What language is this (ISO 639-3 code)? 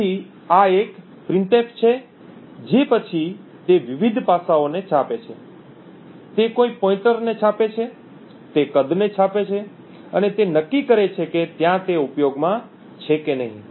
guj